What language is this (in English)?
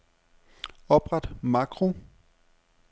Danish